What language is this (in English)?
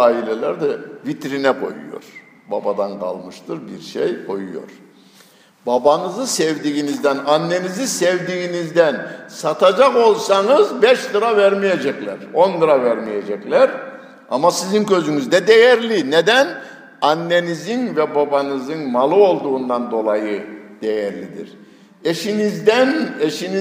Turkish